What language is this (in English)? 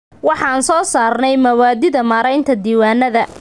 Somali